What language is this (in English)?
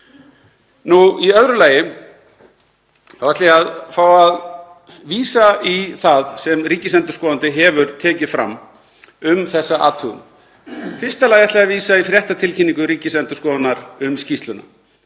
Icelandic